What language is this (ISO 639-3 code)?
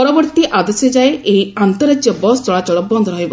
ori